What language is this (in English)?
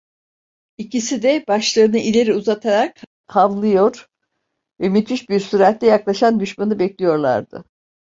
Turkish